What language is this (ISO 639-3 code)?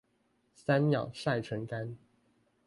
zho